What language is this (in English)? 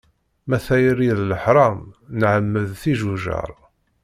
Kabyle